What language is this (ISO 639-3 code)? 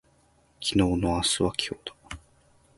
jpn